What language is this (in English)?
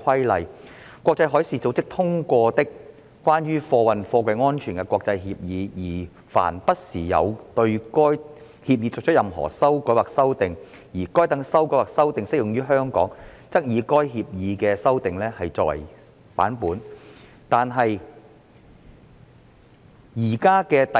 Cantonese